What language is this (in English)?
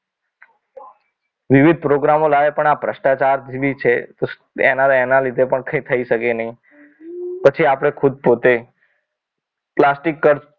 Gujarati